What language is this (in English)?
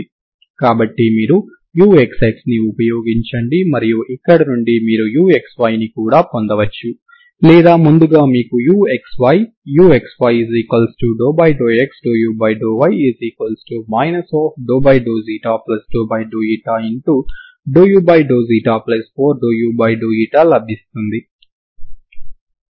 Telugu